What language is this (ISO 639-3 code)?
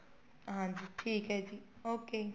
pan